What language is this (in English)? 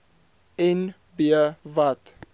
Afrikaans